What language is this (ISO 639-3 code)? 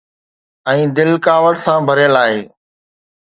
snd